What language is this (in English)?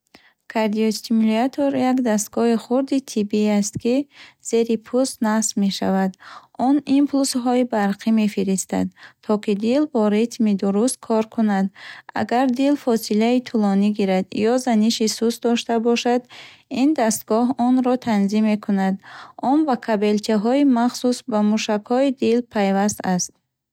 Bukharic